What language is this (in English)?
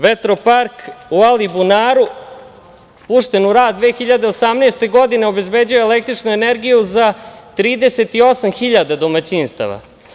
Serbian